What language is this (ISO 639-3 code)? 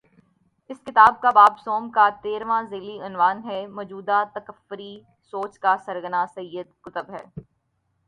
urd